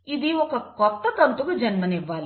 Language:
Telugu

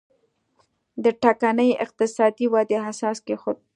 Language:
Pashto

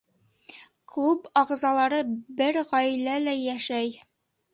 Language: Bashkir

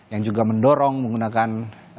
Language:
Indonesian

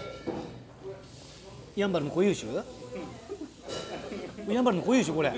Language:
Japanese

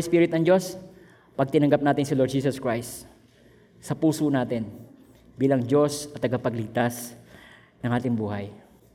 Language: Filipino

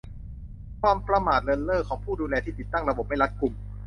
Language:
Thai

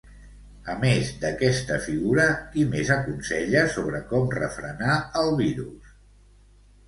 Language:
Catalan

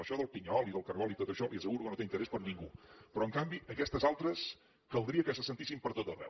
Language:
Catalan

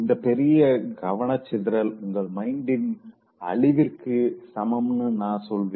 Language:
Tamil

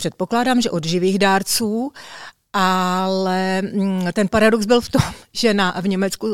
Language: Czech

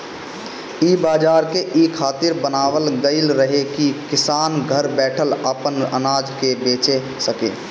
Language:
Bhojpuri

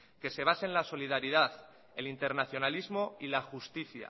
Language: Spanish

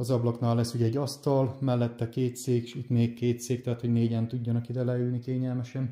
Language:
Hungarian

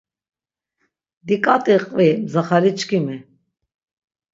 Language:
Laz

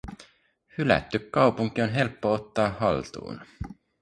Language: Finnish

